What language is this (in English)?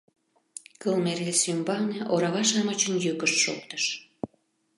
Mari